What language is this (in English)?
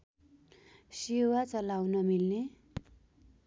Nepali